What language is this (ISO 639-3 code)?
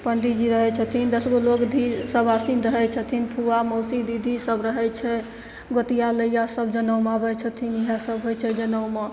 mai